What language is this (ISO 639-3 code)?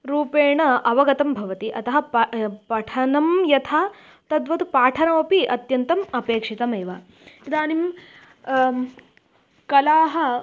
san